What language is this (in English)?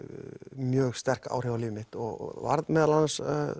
Icelandic